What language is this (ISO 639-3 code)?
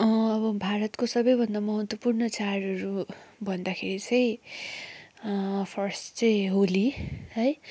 nep